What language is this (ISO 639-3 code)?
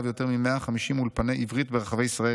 heb